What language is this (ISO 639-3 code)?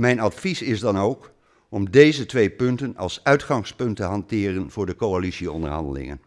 nld